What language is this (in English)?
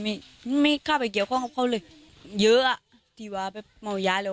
Thai